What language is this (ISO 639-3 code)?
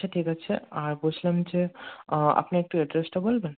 ben